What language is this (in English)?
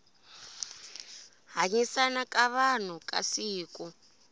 Tsonga